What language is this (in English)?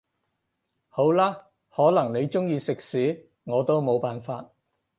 Cantonese